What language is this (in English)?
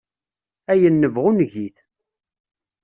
Kabyle